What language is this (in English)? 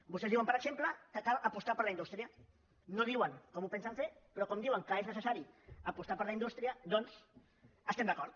Catalan